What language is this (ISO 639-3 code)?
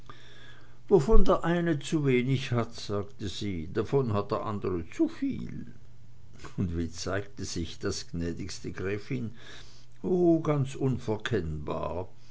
deu